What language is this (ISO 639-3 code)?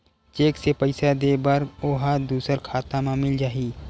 hne